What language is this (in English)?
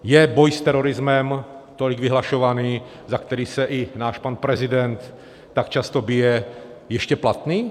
Czech